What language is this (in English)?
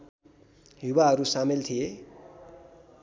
Nepali